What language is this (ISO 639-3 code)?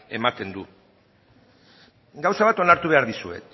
eus